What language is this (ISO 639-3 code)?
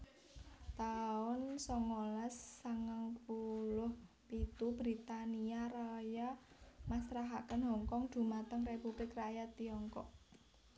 jav